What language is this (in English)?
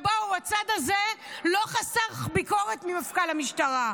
Hebrew